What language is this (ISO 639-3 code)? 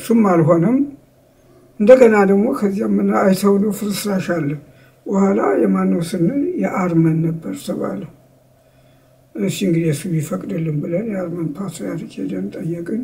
ara